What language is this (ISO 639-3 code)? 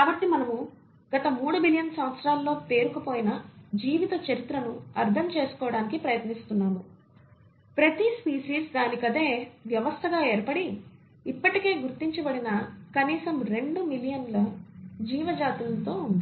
tel